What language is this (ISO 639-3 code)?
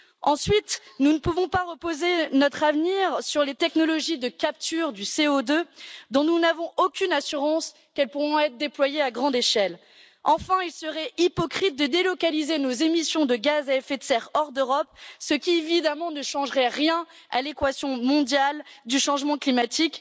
fra